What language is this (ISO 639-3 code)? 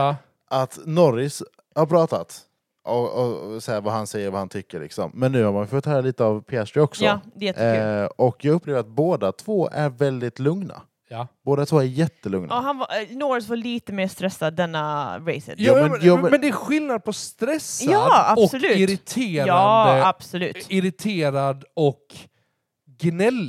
swe